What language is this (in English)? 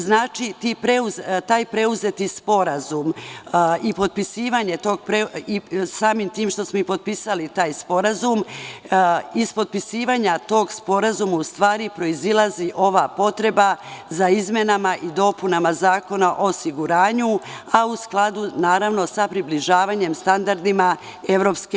Serbian